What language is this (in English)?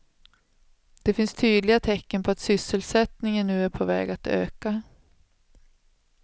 Swedish